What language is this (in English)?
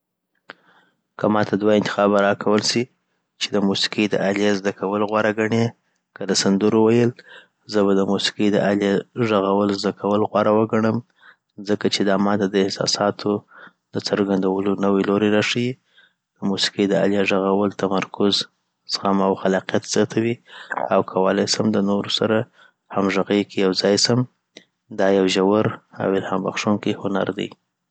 Southern Pashto